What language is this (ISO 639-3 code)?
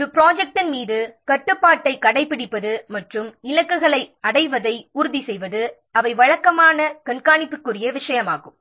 tam